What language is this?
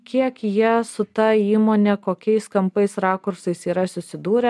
Lithuanian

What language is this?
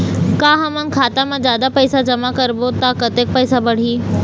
Chhattisgarhi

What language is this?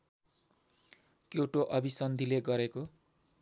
Nepali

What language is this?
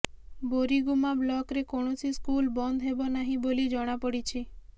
Odia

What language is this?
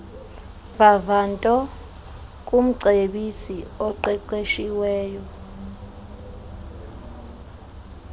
Xhosa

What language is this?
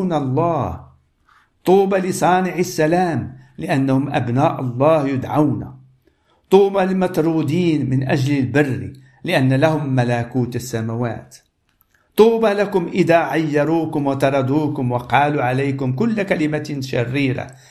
Arabic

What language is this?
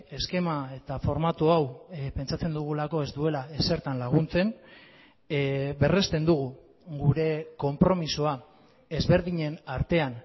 Basque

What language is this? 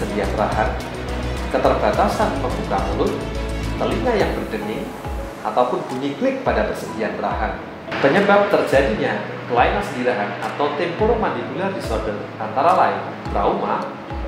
Indonesian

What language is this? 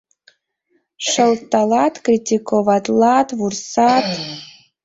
Mari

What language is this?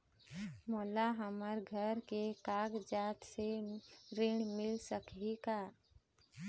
Chhattisgarhi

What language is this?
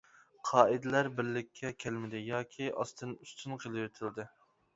Uyghur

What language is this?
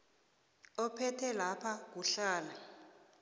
South Ndebele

